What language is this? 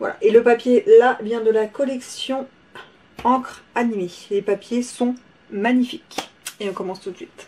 French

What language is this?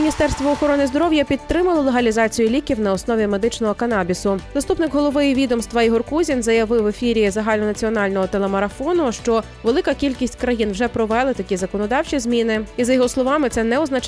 Ukrainian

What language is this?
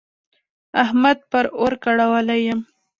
Pashto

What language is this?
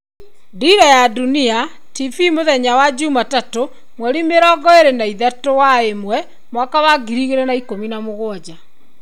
Kikuyu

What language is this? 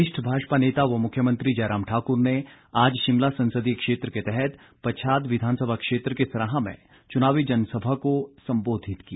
Hindi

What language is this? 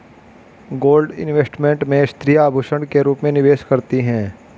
Hindi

